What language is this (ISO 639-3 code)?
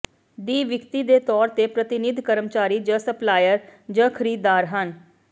pan